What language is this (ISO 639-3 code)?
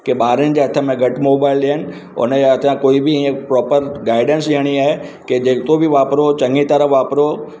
snd